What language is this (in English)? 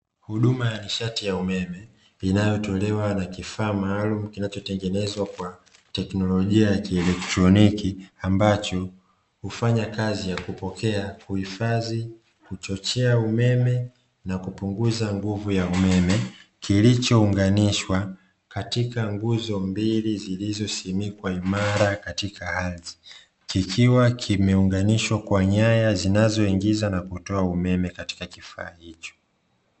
Swahili